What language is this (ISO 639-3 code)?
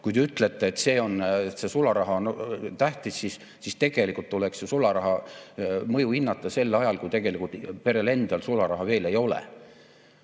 est